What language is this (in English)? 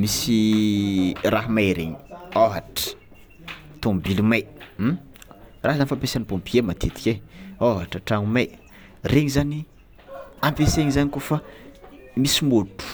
Tsimihety Malagasy